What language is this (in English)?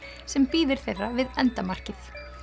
Icelandic